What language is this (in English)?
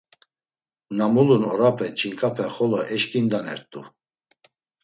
Laz